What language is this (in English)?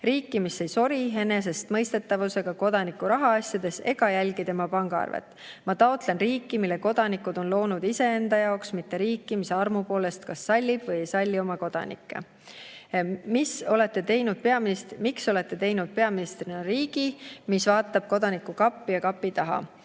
Estonian